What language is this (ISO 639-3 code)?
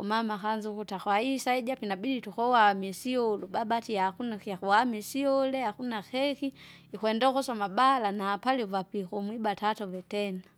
zga